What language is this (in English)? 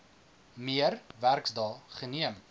Afrikaans